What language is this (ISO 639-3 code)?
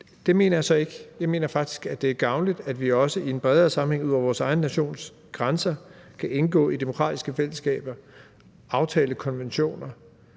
dan